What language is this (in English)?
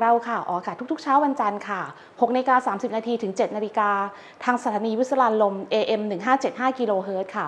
Thai